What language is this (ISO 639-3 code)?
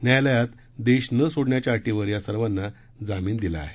mar